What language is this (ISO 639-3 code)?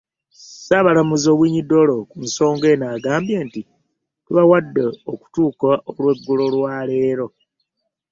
lug